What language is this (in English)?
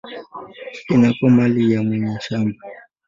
Swahili